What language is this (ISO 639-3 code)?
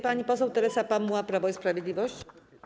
pol